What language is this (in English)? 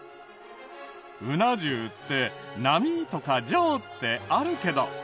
Japanese